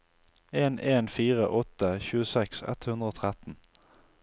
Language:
Norwegian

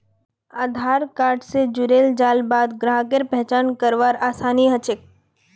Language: Magahi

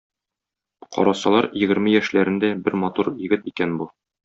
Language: Tatar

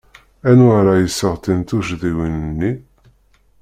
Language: Kabyle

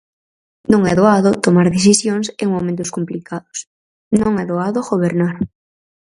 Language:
Galician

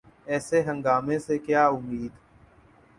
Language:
Urdu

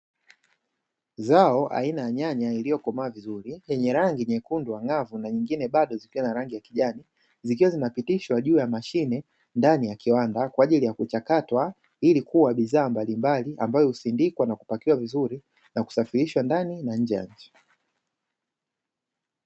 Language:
Swahili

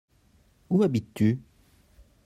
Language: French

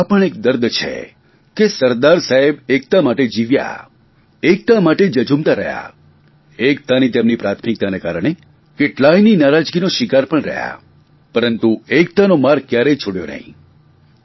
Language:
Gujarati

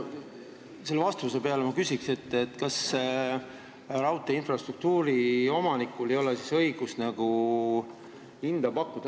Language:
Estonian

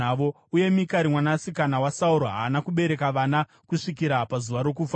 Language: Shona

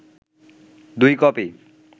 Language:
Bangla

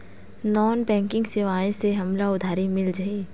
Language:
Chhattisgarhi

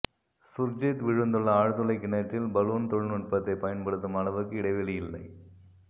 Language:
Tamil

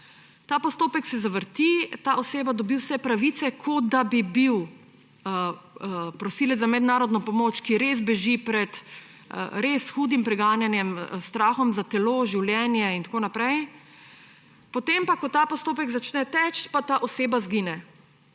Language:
Slovenian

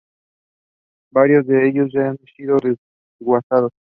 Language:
Spanish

